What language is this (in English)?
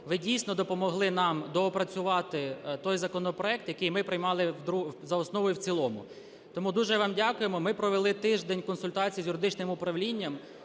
Ukrainian